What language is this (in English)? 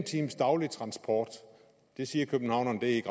Danish